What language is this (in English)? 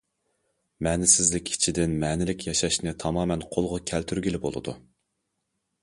Uyghur